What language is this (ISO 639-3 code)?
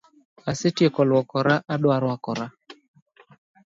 luo